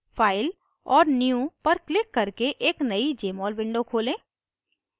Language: Hindi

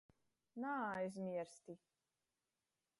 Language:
Latgalian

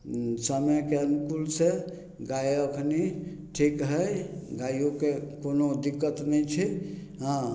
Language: Maithili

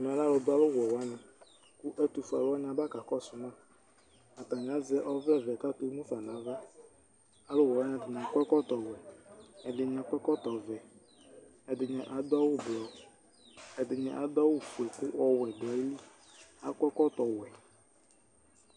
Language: Ikposo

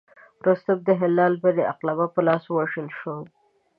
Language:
Pashto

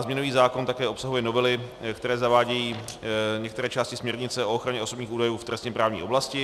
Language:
Czech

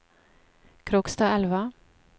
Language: Norwegian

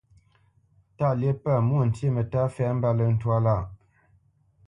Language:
Bamenyam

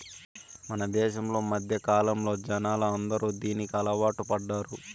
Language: Telugu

